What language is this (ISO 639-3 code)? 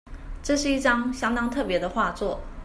zho